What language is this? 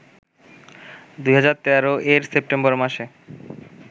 Bangla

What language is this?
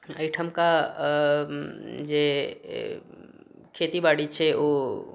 Maithili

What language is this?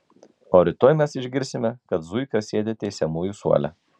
Lithuanian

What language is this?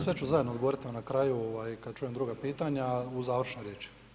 Croatian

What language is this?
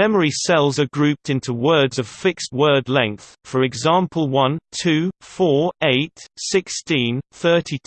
English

